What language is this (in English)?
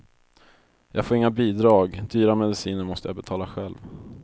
Swedish